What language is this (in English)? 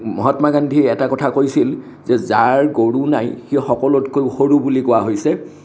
Assamese